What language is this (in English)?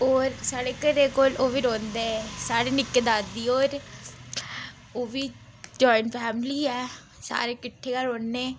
Dogri